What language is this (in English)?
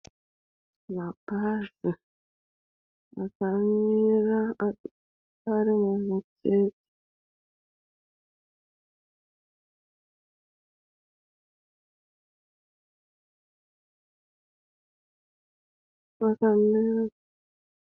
Shona